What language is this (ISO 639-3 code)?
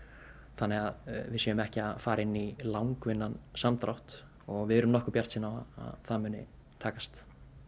isl